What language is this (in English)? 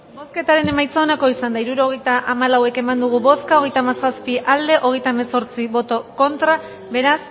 Basque